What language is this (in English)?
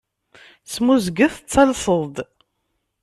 Kabyle